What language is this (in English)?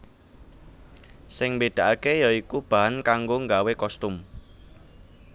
Javanese